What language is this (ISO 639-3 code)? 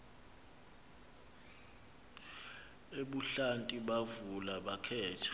xho